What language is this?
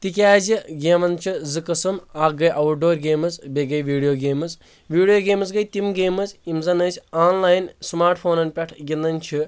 Kashmiri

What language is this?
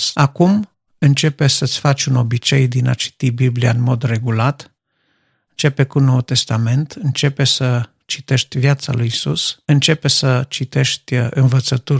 Romanian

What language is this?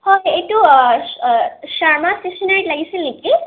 Assamese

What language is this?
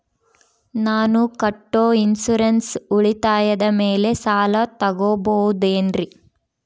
Kannada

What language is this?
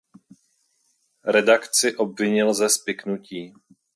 Czech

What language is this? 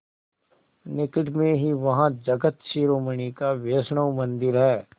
Hindi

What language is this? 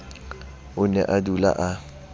Southern Sotho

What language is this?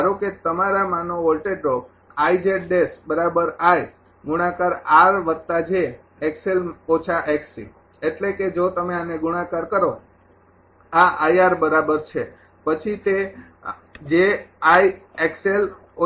Gujarati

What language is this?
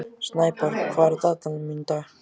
Icelandic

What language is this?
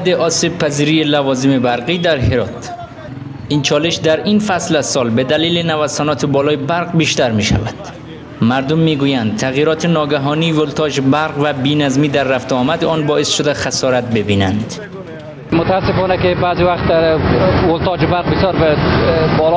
Persian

